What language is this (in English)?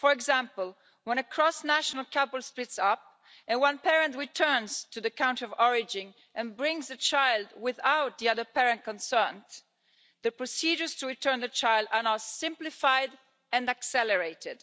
English